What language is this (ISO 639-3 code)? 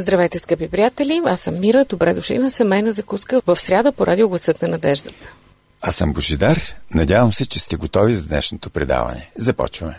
bul